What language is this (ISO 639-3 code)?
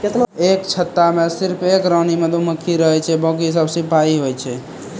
mai